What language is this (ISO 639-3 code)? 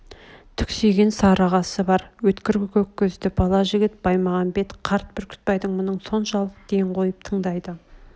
kaz